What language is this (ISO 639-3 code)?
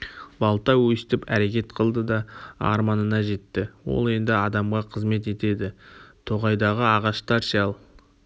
kaz